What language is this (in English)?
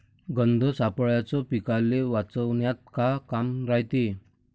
Marathi